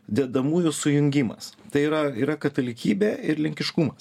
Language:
Lithuanian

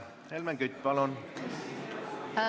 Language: Estonian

